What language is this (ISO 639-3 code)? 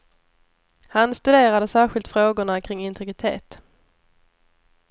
swe